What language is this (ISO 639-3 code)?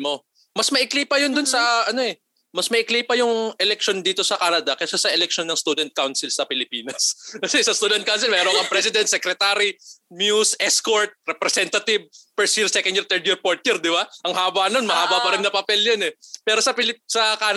fil